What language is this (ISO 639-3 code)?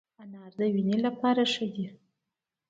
pus